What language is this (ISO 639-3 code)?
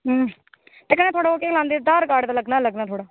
doi